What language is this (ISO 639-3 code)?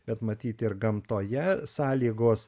lit